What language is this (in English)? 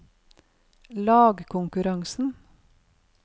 Norwegian